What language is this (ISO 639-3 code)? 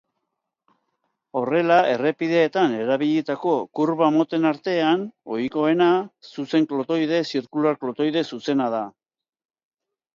eus